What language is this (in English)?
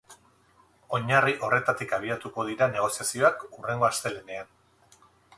Basque